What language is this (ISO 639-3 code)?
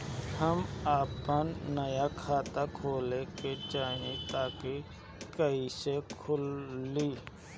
bho